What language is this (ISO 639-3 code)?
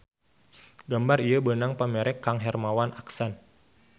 sun